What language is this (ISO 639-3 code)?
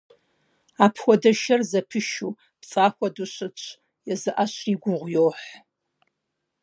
kbd